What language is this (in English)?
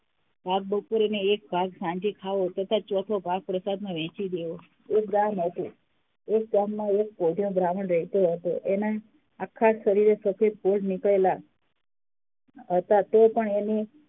Gujarati